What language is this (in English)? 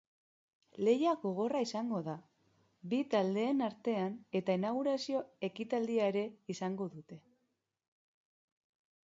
Basque